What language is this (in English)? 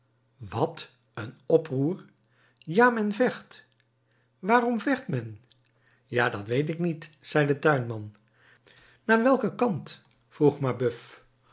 Dutch